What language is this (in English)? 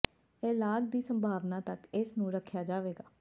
Punjabi